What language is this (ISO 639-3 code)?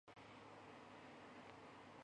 jpn